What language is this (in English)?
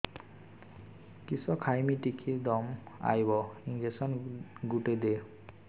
Odia